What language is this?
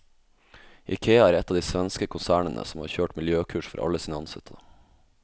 Norwegian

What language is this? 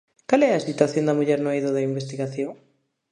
Galician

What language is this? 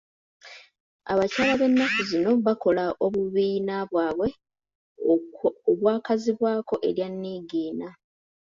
Ganda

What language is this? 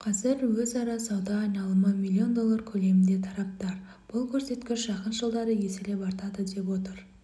Kazakh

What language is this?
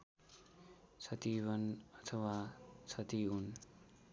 Nepali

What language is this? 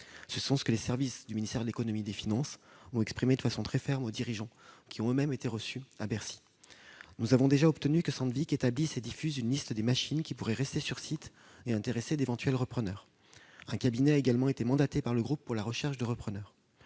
French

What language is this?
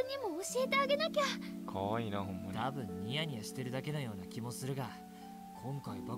Japanese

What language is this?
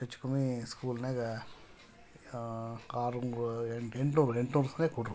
Kannada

